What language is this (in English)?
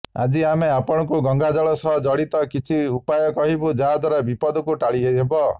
Odia